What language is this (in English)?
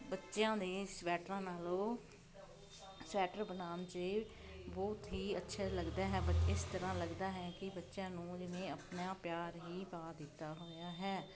Punjabi